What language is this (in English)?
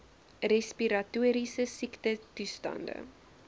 Afrikaans